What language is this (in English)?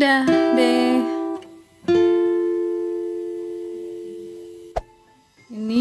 Indonesian